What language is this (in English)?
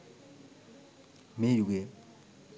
Sinhala